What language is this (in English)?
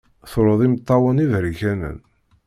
Kabyle